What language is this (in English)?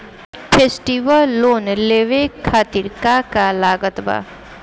Bhojpuri